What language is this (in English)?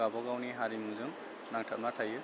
Bodo